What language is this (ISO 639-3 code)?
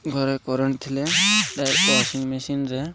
ori